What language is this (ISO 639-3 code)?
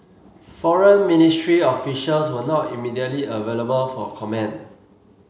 eng